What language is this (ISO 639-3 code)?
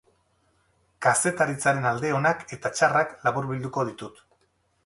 eus